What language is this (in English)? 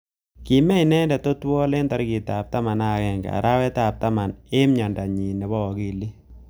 Kalenjin